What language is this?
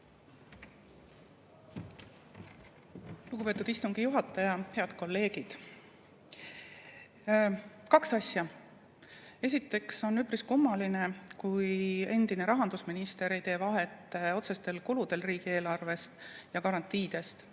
Estonian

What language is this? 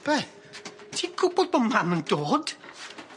Welsh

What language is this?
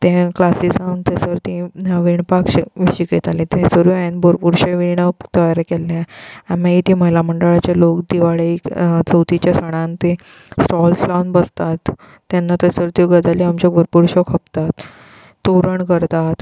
Konkani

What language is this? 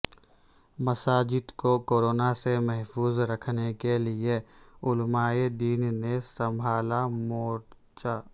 Urdu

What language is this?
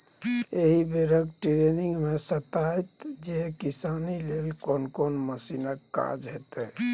Maithili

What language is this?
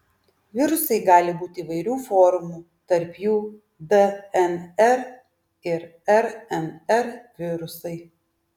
Lithuanian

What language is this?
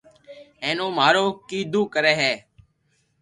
Loarki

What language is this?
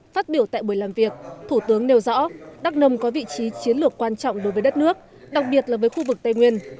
Vietnamese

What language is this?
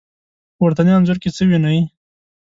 Pashto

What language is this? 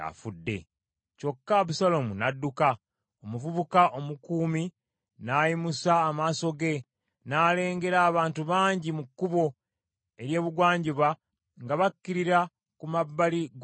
Ganda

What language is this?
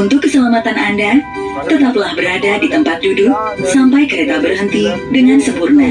Indonesian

